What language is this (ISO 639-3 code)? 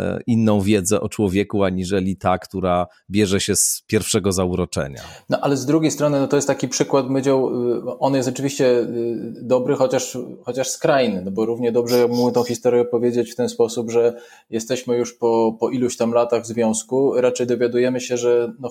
pol